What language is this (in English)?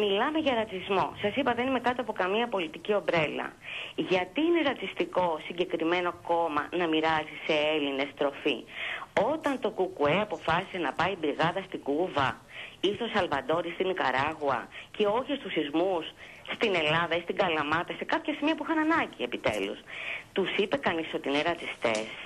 Greek